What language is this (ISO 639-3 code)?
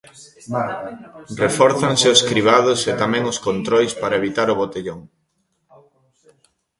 glg